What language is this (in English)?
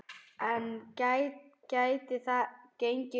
Icelandic